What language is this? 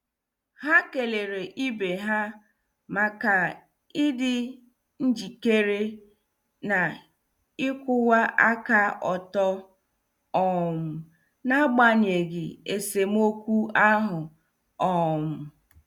Igbo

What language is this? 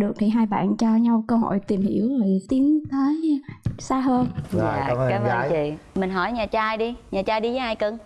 Vietnamese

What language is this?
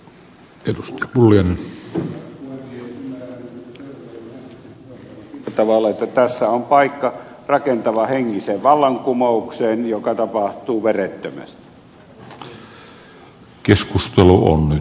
Finnish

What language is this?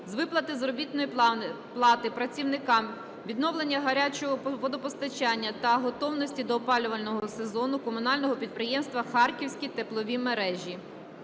Ukrainian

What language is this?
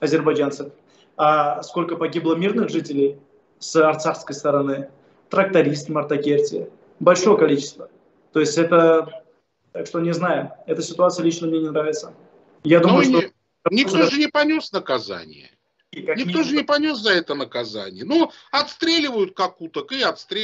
Russian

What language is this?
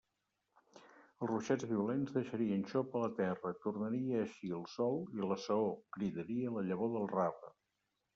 Catalan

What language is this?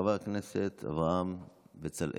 Hebrew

